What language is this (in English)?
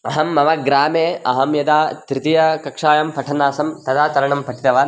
Sanskrit